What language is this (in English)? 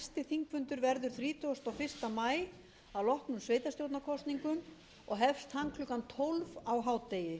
Icelandic